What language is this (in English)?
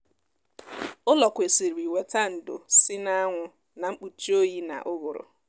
Igbo